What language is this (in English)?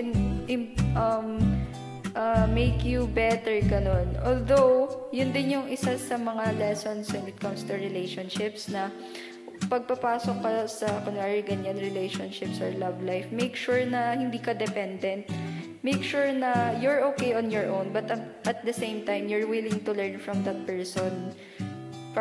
Filipino